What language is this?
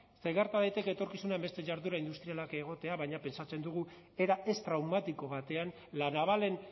Basque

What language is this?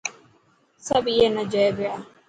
Dhatki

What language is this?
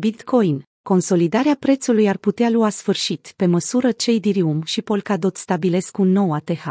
Romanian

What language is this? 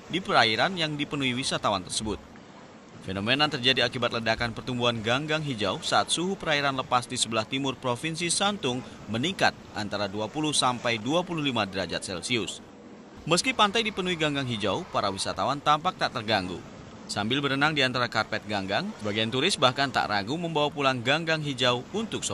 Indonesian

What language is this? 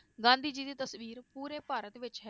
Punjabi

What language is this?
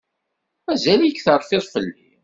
Kabyle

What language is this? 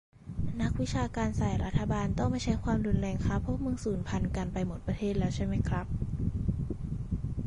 Thai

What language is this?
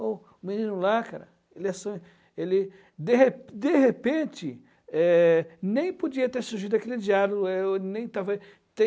Portuguese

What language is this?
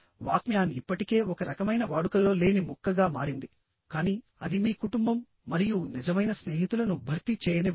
Telugu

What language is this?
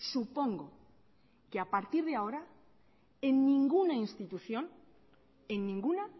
Spanish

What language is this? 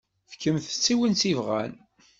Kabyle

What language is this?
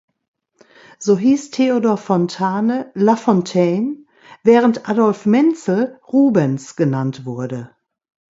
German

